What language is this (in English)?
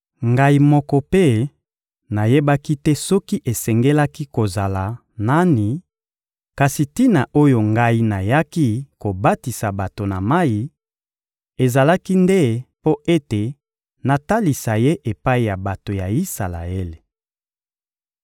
Lingala